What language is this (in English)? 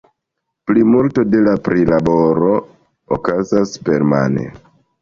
Esperanto